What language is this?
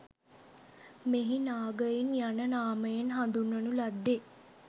Sinhala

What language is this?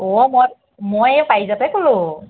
Assamese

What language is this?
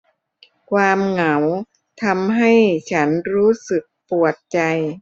Thai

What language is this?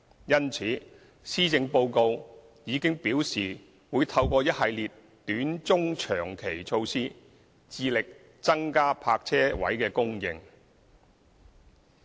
Cantonese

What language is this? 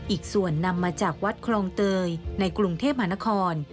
Thai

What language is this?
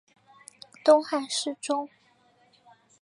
Chinese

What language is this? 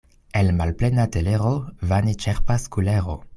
Esperanto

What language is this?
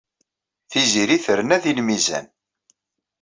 Kabyle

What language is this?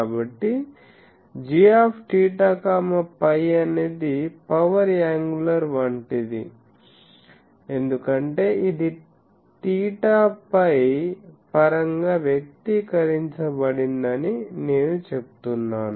Telugu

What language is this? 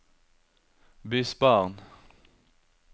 Norwegian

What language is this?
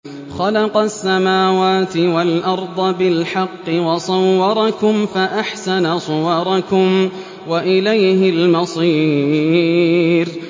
Arabic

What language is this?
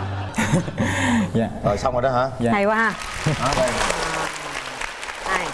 Vietnamese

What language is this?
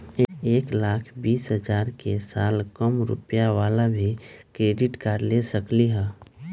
Magahi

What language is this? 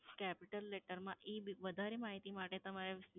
Gujarati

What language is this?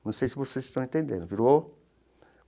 Portuguese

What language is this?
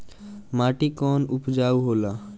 Bhojpuri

